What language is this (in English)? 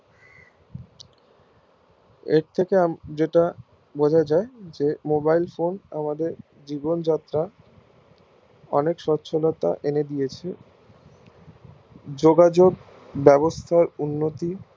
Bangla